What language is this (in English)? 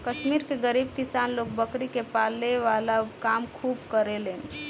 Bhojpuri